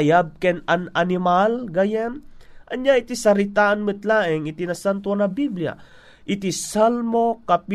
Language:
Filipino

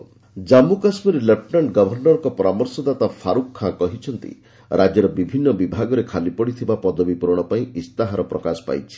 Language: Odia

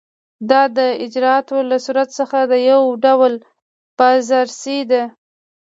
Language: Pashto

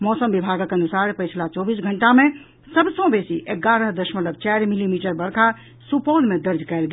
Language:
Maithili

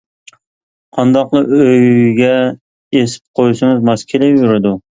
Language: Uyghur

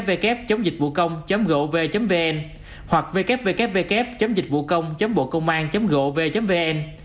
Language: Vietnamese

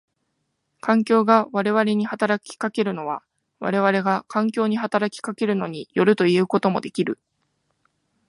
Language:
Japanese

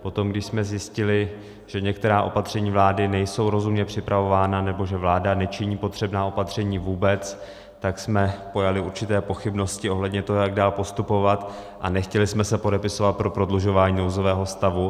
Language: Czech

